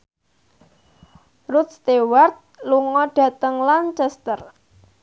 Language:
Javanese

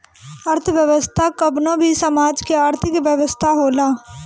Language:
Bhojpuri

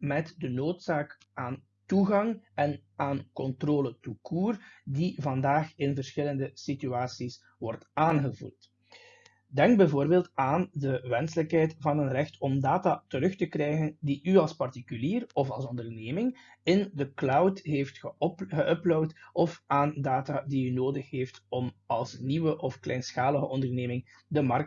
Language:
Dutch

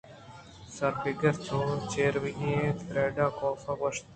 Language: Eastern Balochi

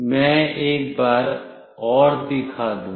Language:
Hindi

